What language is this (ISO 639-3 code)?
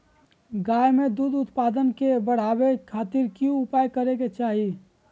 mag